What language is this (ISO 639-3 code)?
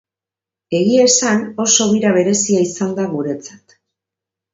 eus